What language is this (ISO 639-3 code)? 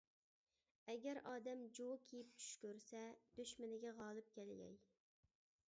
uig